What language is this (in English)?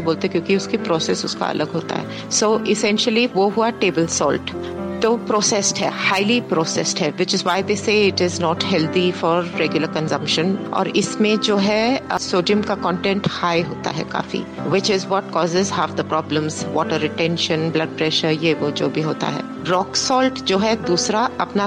Hindi